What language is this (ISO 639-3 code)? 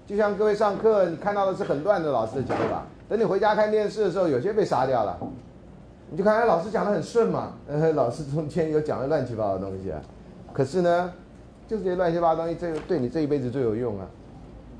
zho